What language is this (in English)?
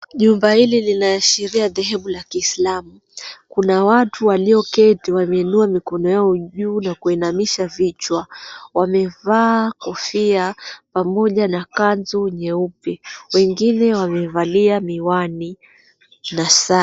Swahili